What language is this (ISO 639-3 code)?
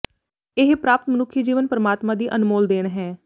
pan